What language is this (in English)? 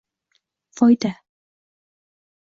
Uzbek